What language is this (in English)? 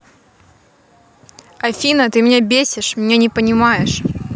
Russian